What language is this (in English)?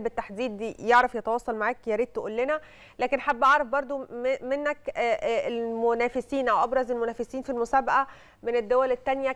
Arabic